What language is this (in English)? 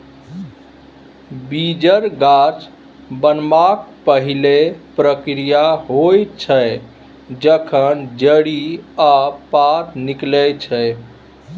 Maithili